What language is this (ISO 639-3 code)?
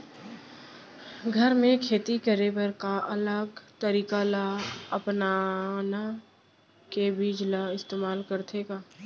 hne